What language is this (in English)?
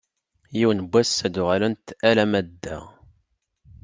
Kabyle